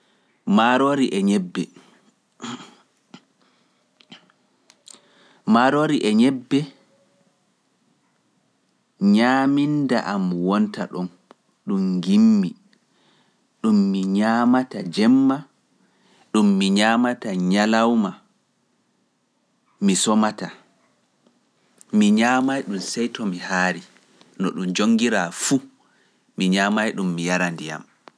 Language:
Pular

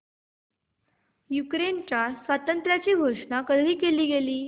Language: Marathi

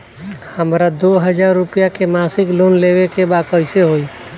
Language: Bhojpuri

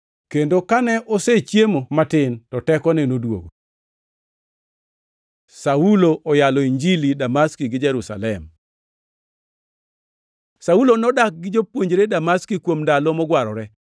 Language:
Luo (Kenya and Tanzania)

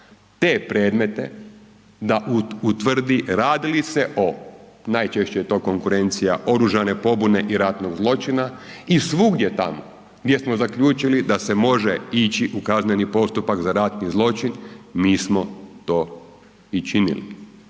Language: Croatian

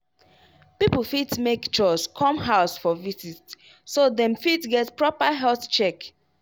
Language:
Nigerian Pidgin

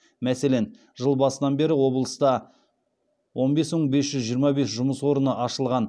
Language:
Kazakh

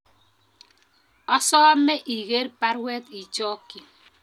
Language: Kalenjin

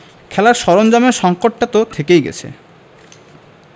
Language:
Bangla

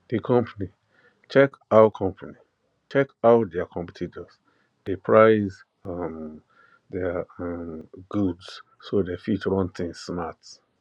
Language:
Nigerian Pidgin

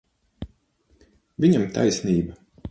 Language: Latvian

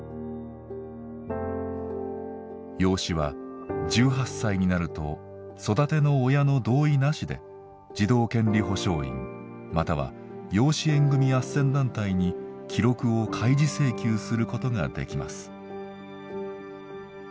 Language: Japanese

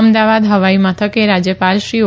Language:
Gujarati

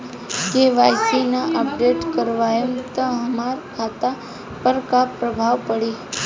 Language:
Bhojpuri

